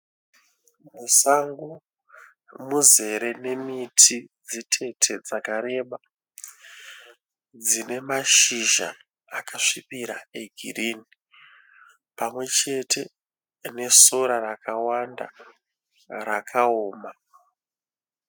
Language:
Shona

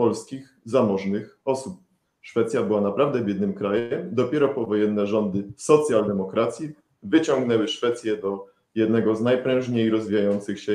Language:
Polish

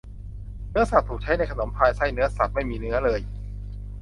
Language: Thai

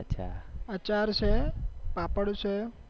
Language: Gujarati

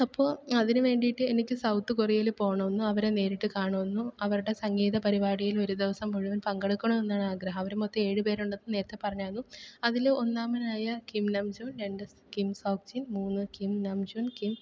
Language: Malayalam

